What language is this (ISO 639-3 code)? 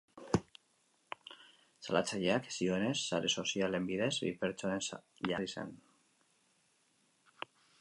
eus